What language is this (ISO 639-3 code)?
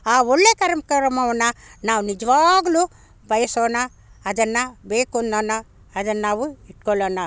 kan